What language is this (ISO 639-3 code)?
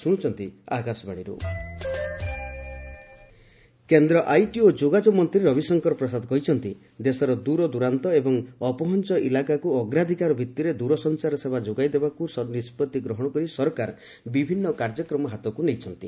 ori